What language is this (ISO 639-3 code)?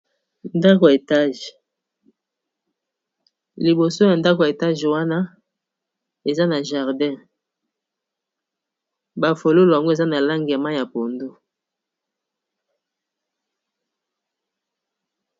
lin